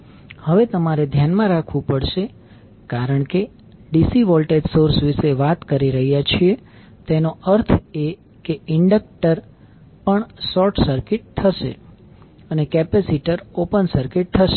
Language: Gujarati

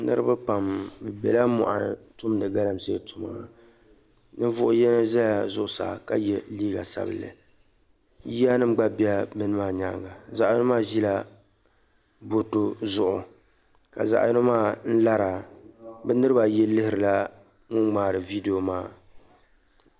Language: Dagbani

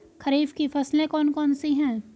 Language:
Hindi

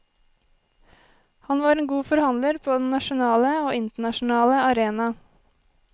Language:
Norwegian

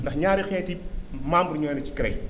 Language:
Wolof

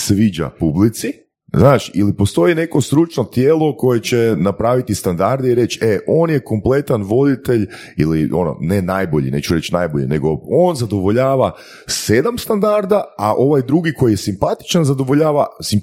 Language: Croatian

